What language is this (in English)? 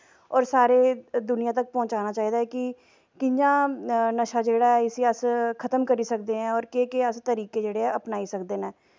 Dogri